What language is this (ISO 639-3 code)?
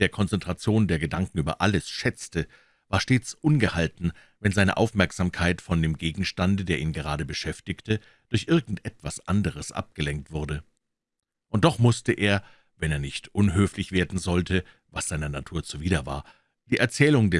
deu